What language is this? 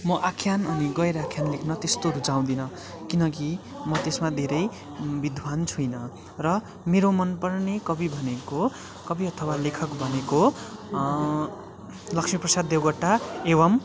Nepali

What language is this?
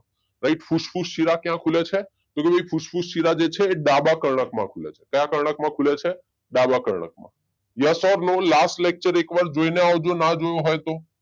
Gujarati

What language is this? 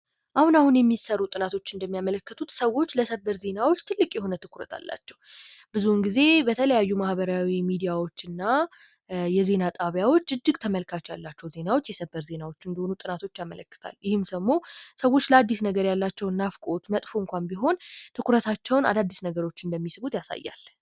Amharic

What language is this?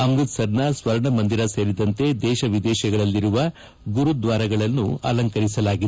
Kannada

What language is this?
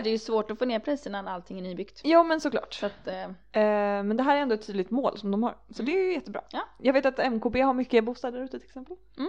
Swedish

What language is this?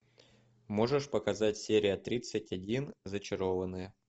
Russian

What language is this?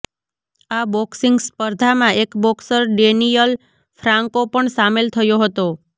Gujarati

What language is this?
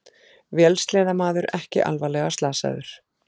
Icelandic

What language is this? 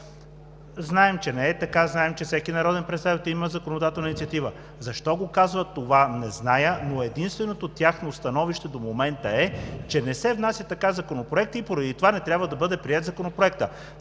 Bulgarian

